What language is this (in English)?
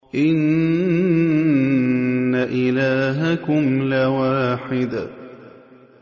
Arabic